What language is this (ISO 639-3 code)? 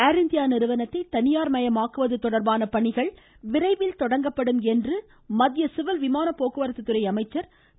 tam